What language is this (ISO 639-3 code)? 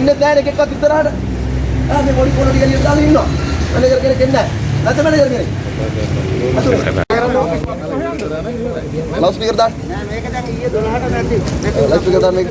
sin